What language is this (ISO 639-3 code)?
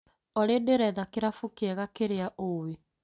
kik